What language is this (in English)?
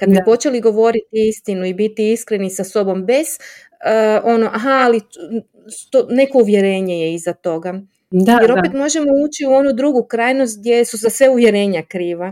Croatian